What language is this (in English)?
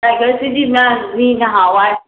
Manipuri